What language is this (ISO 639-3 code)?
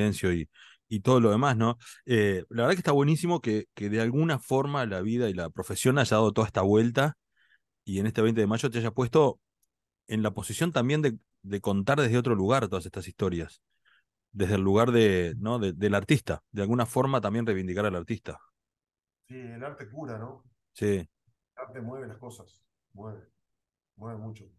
spa